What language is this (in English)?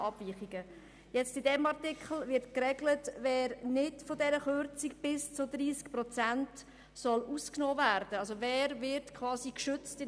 Swiss German